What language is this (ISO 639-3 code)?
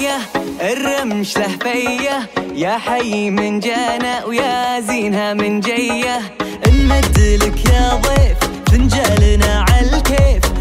bul